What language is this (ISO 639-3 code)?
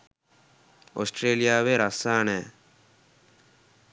sin